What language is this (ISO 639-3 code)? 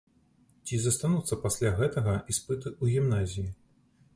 bel